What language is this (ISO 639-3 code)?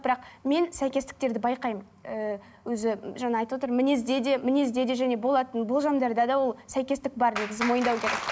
kaz